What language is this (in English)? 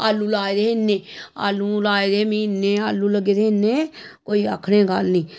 Dogri